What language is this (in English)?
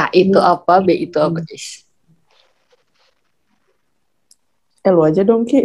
Indonesian